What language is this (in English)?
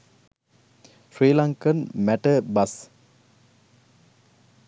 Sinhala